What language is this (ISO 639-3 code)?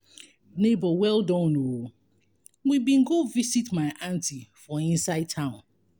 pcm